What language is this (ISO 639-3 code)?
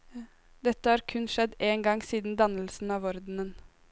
nor